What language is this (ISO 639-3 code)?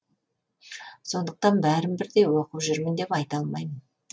kaz